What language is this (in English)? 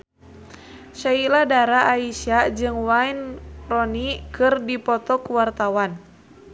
Sundanese